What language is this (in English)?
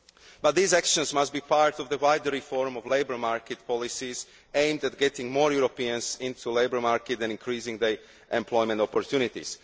English